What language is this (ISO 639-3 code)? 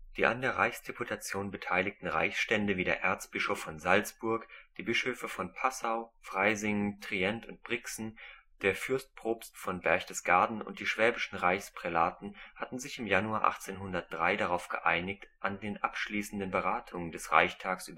deu